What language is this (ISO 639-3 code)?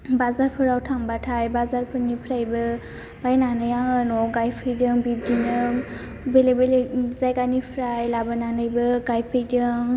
brx